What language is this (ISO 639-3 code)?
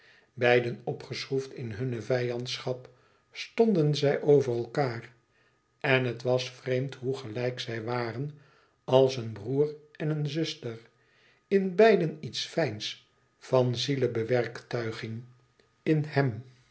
nld